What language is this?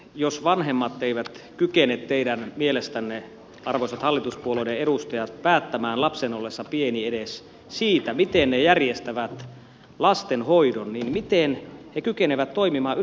Finnish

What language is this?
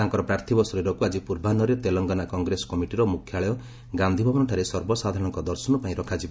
Odia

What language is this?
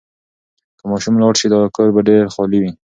Pashto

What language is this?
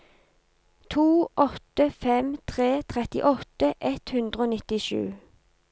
Norwegian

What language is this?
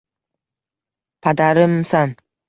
Uzbek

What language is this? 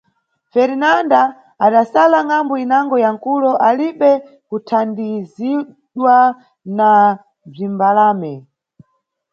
Nyungwe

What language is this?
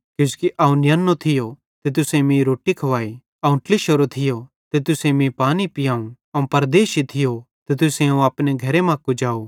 Bhadrawahi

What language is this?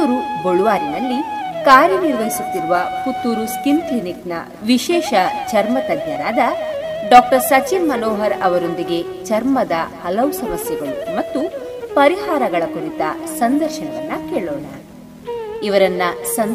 Kannada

